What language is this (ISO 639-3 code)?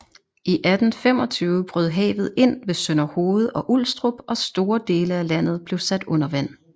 dan